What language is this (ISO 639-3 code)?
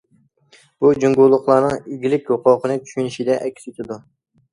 uig